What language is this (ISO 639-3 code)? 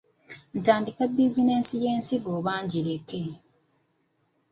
lug